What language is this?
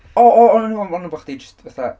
Welsh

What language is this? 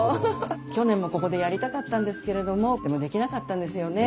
Japanese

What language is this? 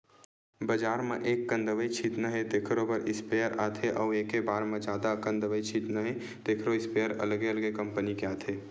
Chhattisgarhi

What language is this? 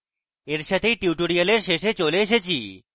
Bangla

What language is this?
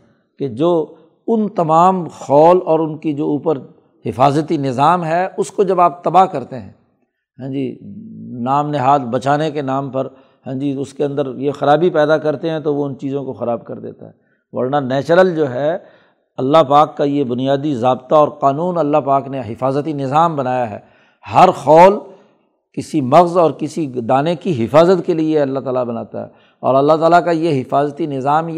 Urdu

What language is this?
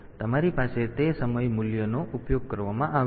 Gujarati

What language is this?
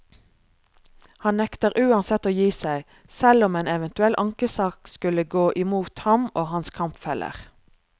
Norwegian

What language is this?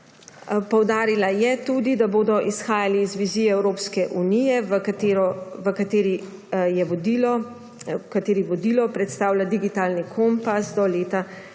Slovenian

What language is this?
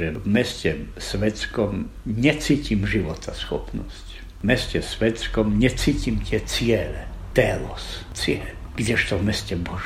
Slovak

